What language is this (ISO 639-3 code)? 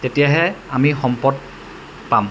asm